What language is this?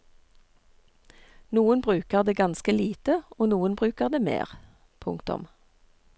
Norwegian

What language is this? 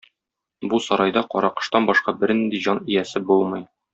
Tatar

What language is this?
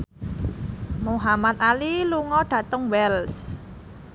Javanese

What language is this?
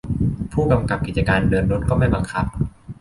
Thai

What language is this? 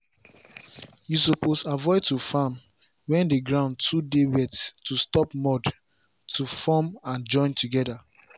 Nigerian Pidgin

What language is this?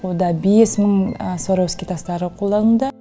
Kazakh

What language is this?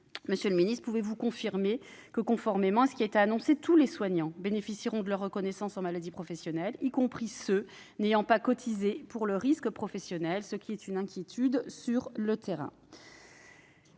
French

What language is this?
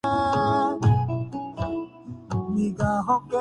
Urdu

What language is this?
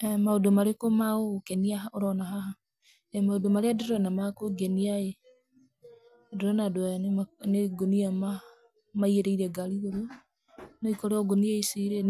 Kikuyu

